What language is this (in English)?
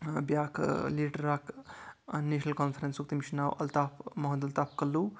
Kashmiri